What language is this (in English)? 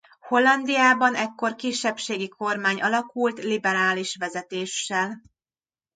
Hungarian